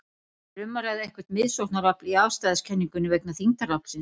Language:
Icelandic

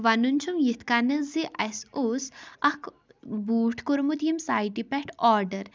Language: Kashmiri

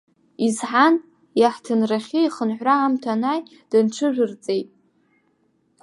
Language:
Abkhazian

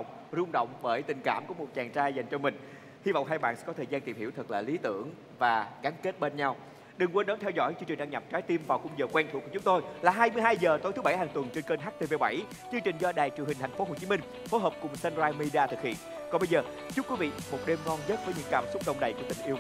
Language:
Vietnamese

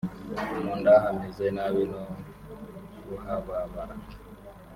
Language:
Kinyarwanda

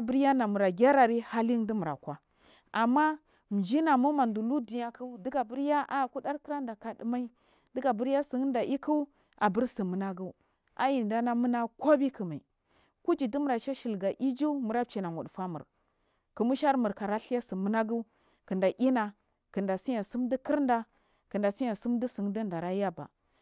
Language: Marghi South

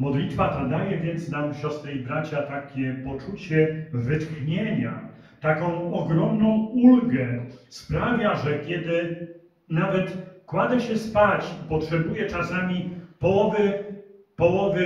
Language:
Polish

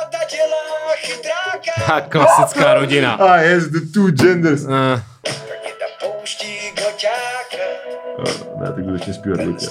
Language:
Czech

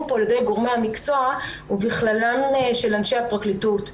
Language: Hebrew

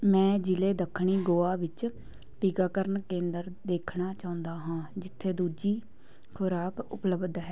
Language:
Punjabi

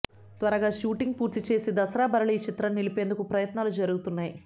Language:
Telugu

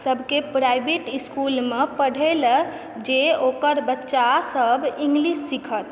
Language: Maithili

